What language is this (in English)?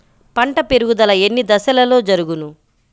Telugu